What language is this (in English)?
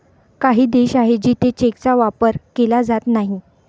Marathi